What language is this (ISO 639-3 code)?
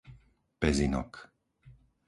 slk